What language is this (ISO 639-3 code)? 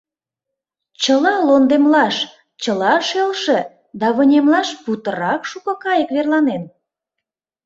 chm